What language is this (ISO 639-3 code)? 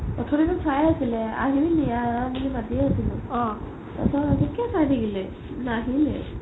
asm